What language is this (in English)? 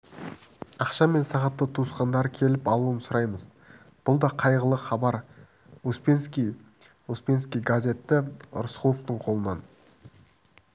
Kazakh